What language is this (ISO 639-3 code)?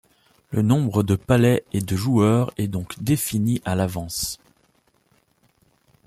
fra